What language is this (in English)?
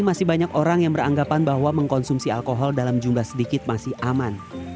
Indonesian